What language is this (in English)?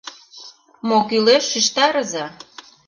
Mari